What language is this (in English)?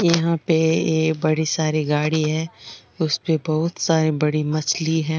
Rajasthani